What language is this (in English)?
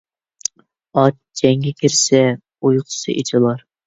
Uyghur